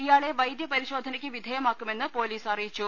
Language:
Malayalam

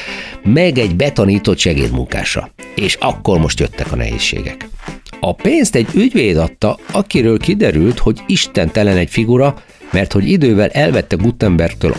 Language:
Hungarian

